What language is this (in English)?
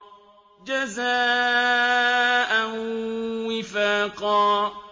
Arabic